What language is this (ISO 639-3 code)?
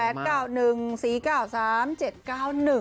tha